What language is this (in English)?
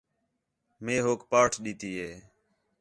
Khetrani